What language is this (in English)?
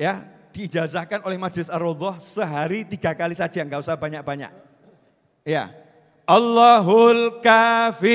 Indonesian